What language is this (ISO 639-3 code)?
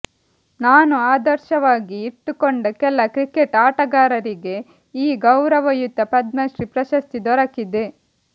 kan